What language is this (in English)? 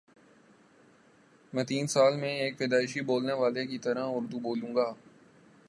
Urdu